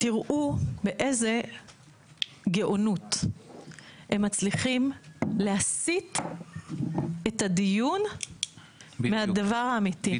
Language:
Hebrew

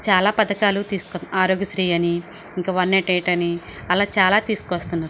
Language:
Telugu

